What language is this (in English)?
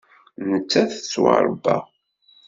Kabyle